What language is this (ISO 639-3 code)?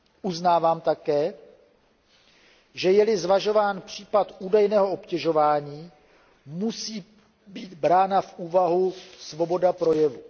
ces